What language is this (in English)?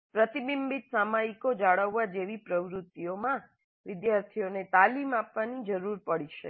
Gujarati